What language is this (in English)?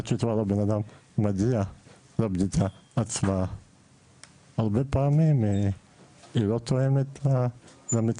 Hebrew